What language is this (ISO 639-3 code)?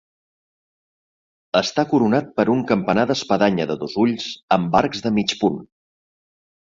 cat